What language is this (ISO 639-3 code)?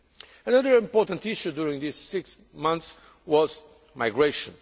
eng